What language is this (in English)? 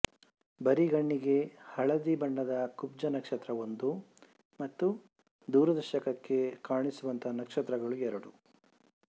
Kannada